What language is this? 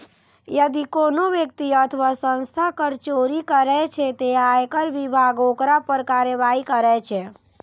Maithili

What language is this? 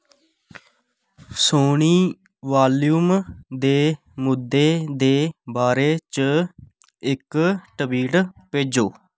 Dogri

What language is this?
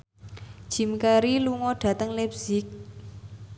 Javanese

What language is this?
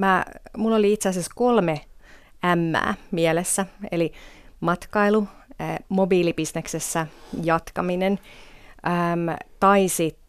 Finnish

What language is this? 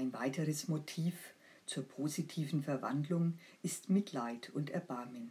German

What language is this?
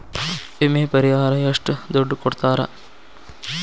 Kannada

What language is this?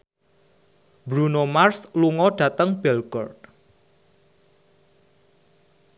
Javanese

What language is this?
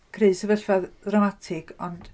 Welsh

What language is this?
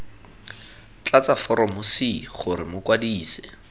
Tswana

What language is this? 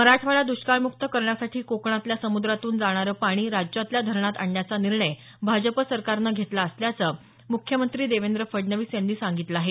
Marathi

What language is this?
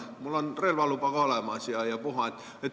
Estonian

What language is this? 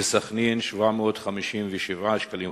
Hebrew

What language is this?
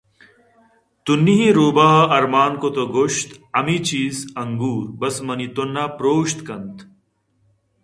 Eastern Balochi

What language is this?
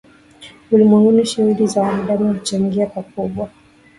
Swahili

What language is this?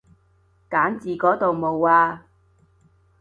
Cantonese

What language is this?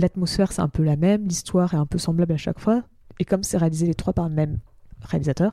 French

